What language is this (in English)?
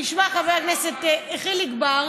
Hebrew